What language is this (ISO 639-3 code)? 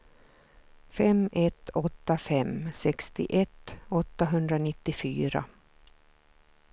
swe